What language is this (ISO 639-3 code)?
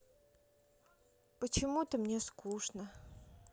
rus